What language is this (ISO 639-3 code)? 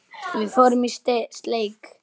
isl